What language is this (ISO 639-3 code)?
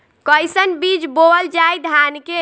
bho